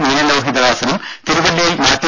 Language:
Malayalam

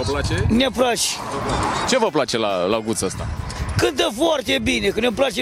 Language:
Romanian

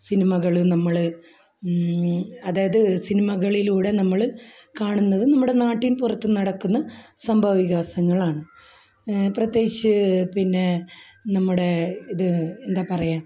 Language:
Malayalam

